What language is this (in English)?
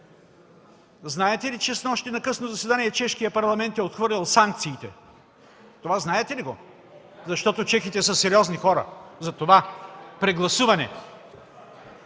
Bulgarian